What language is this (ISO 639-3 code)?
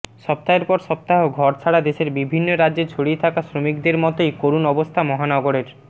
ben